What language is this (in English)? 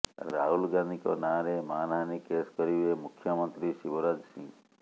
Odia